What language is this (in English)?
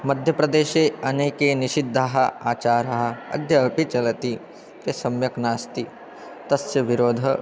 Sanskrit